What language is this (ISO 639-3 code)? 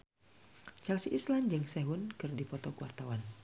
sun